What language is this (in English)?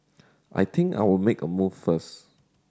English